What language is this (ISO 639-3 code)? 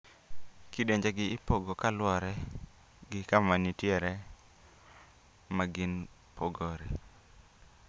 luo